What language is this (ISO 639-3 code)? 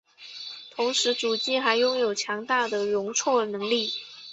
zho